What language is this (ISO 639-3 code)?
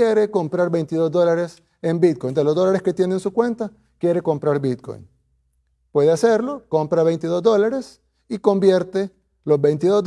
spa